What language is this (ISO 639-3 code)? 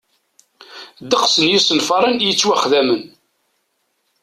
kab